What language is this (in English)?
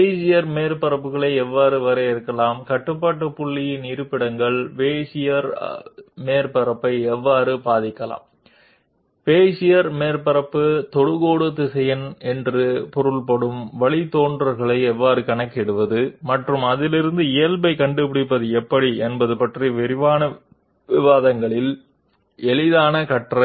Telugu